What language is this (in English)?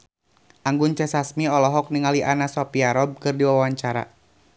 Sundanese